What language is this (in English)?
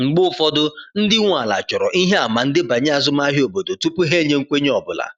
Igbo